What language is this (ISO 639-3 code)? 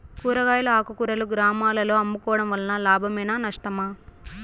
tel